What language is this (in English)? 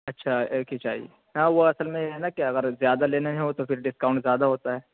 Urdu